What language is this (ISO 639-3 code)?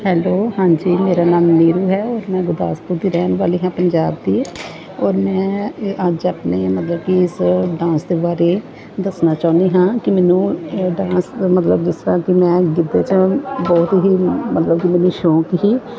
pan